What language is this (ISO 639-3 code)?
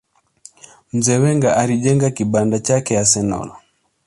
swa